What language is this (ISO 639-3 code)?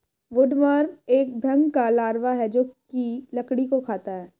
hin